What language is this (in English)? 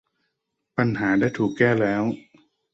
Thai